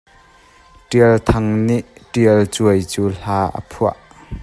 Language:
Hakha Chin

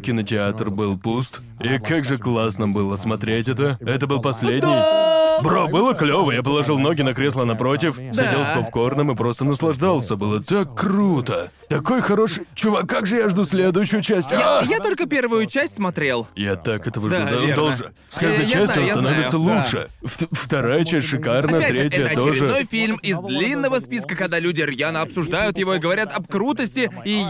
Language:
Russian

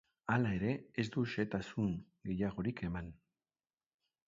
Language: Basque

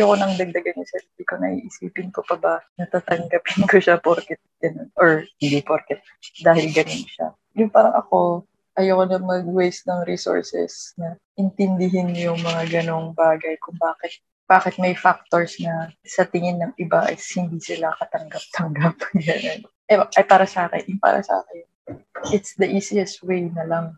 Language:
Filipino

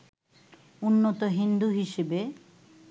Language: Bangla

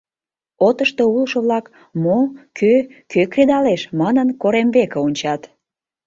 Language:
Mari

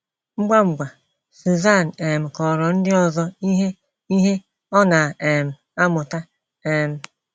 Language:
Igbo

